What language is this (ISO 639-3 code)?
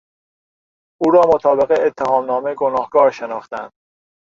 fas